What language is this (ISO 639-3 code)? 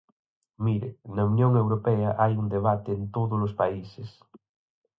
glg